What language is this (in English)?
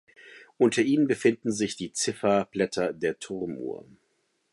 German